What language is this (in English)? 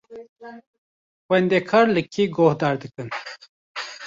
Kurdish